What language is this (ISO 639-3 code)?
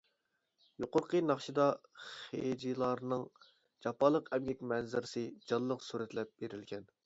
uig